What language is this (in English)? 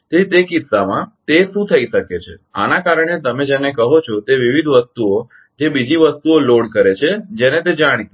Gujarati